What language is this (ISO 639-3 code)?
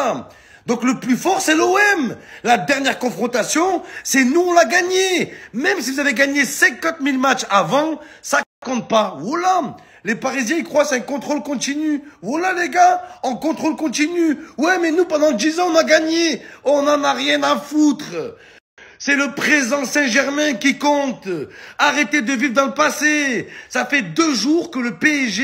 fra